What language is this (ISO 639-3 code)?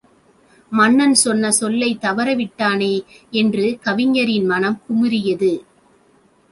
tam